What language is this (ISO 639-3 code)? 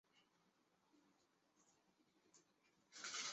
zho